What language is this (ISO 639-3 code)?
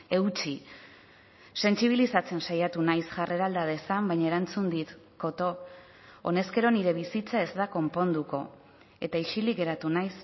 eus